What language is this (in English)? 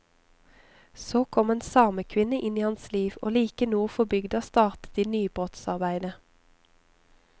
Norwegian